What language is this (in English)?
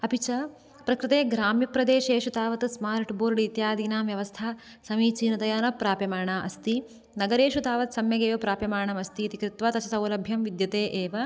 Sanskrit